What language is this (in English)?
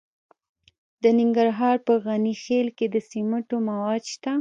Pashto